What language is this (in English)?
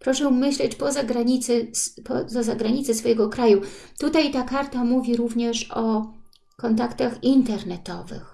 Polish